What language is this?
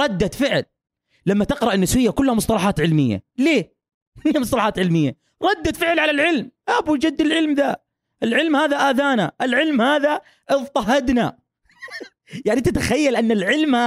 Arabic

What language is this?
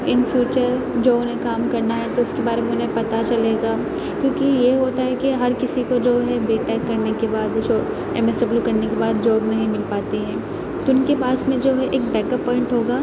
Urdu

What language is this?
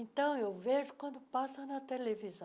Portuguese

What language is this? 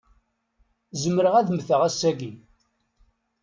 Kabyle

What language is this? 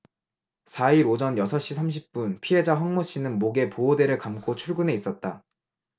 Korean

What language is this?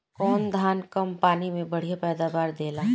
Bhojpuri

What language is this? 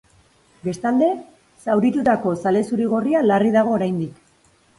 Basque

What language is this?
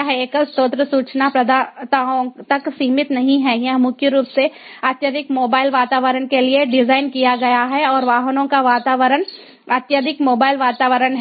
Hindi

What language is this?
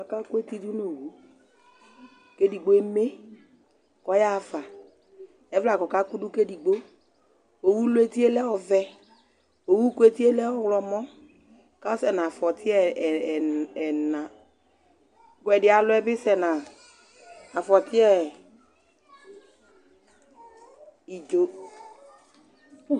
Ikposo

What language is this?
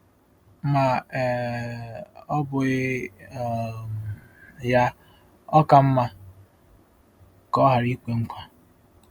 Igbo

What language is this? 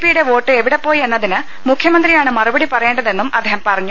Malayalam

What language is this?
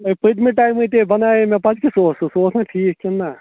Kashmiri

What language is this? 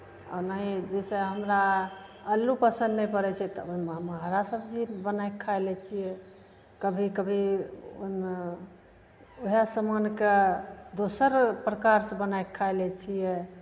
Maithili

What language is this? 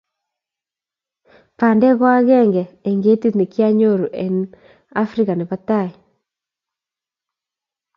Kalenjin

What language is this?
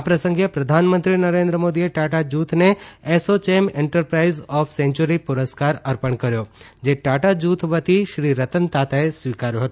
Gujarati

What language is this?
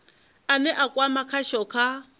Venda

